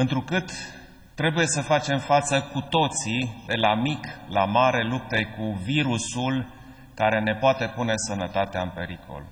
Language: Romanian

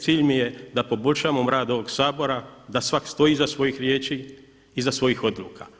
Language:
Croatian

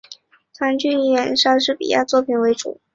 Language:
Chinese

